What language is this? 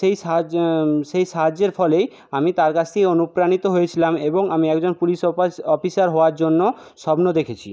Bangla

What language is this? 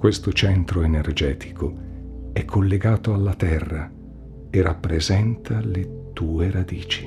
Italian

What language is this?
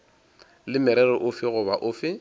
Northern Sotho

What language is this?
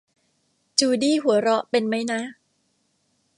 Thai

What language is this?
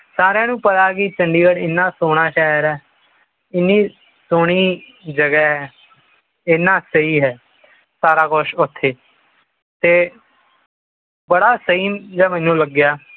Punjabi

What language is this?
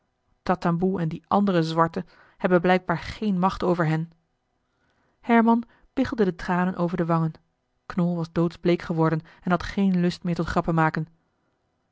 Dutch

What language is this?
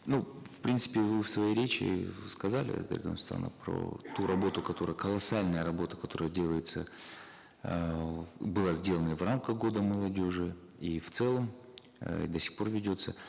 Kazakh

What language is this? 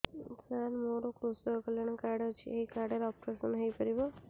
Odia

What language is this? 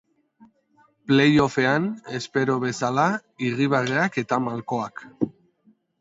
Basque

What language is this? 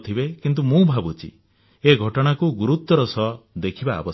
Odia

